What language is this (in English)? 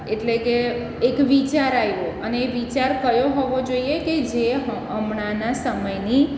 Gujarati